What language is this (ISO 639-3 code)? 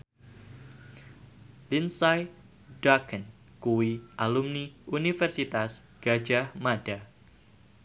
jav